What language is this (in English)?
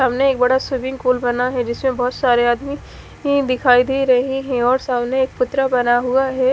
Hindi